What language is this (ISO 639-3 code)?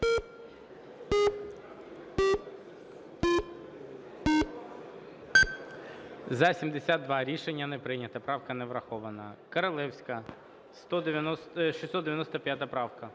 ukr